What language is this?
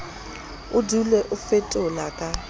Southern Sotho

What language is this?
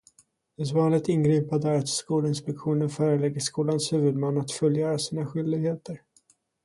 Swedish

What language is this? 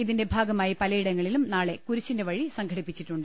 Malayalam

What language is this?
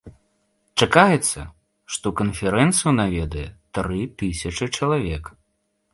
Belarusian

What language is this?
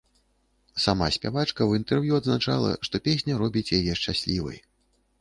Belarusian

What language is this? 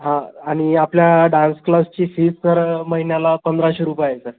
Marathi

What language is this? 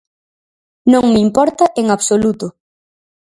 Galician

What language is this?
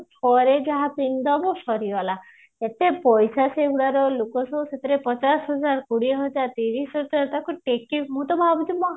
Odia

